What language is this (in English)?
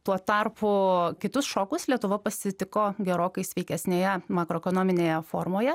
Lithuanian